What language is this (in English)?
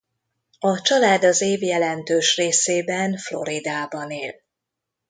Hungarian